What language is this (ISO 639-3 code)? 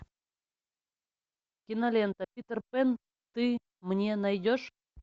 rus